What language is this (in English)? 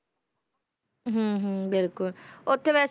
Punjabi